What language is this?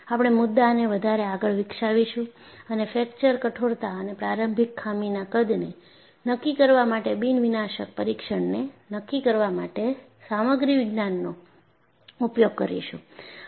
Gujarati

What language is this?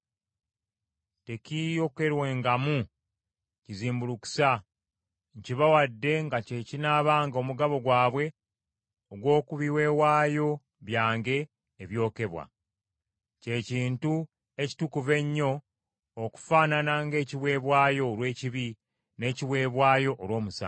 Ganda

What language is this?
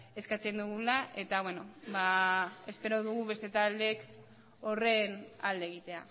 Basque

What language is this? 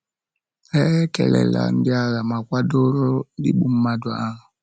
Igbo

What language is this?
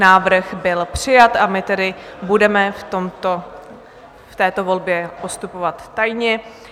Czech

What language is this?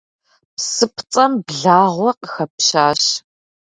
Kabardian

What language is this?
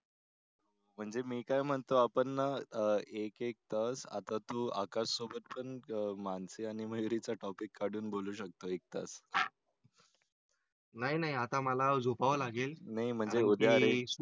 Marathi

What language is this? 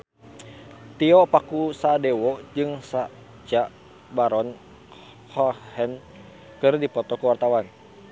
Sundanese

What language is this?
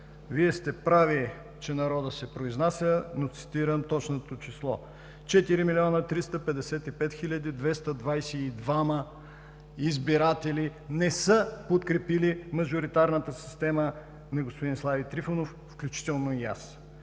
Bulgarian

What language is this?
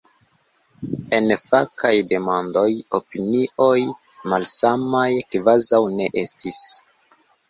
Esperanto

